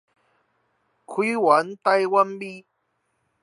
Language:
Chinese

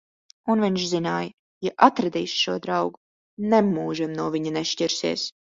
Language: Latvian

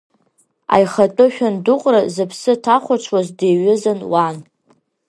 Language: Abkhazian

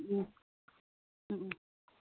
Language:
Manipuri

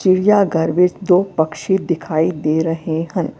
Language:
Punjabi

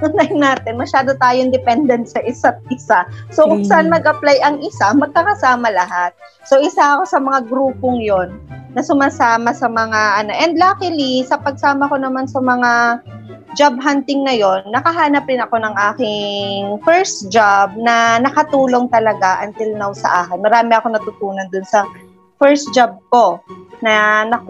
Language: Filipino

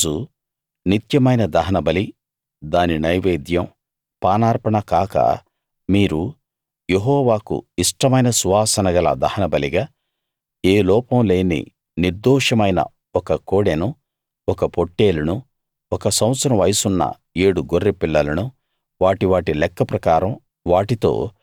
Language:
Telugu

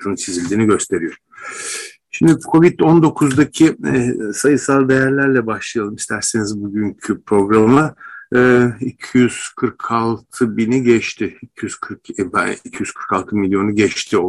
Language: Turkish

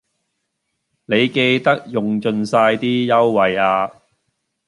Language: Cantonese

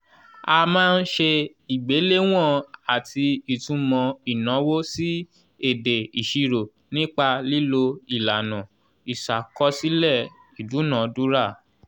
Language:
Yoruba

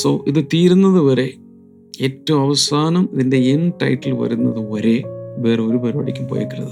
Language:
Malayalam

